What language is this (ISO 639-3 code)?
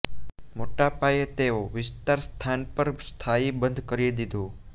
guj